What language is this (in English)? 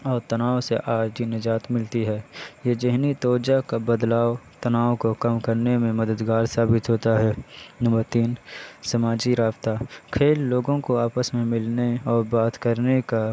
Urdu